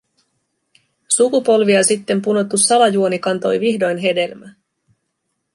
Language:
Finnish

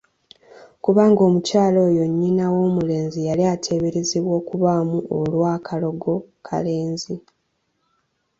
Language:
Ganda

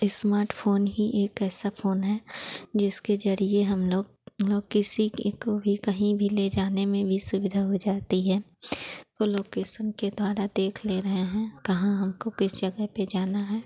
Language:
Hindi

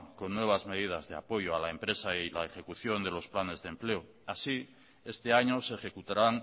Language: Spanish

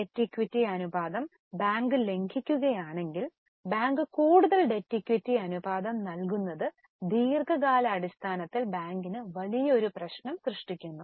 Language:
Malayalam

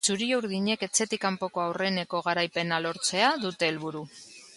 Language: Basque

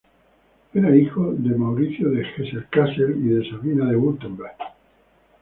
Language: Spanish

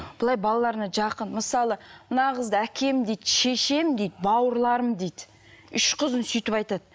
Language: Kazakh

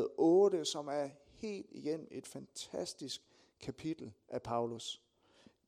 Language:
Danish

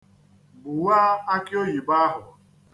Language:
Igbo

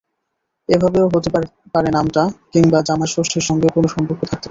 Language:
Bangla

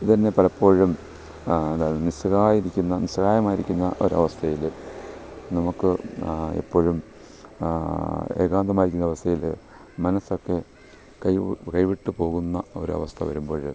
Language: Malayalam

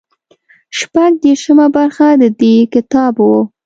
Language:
Pashto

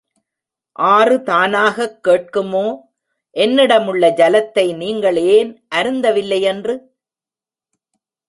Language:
Tamil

